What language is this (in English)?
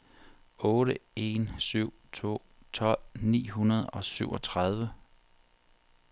Danish